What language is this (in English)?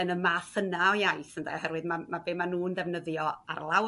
Welsh